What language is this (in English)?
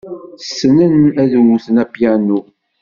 Kabyle